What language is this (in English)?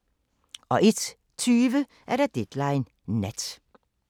Danish